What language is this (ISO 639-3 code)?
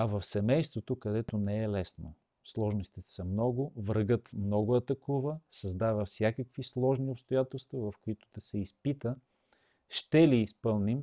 bul